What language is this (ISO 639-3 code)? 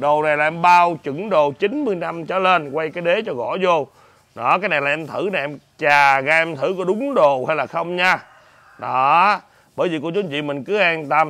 vie